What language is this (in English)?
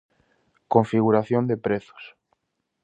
Galician